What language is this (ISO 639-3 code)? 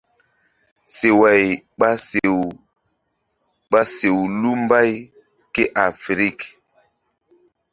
mdd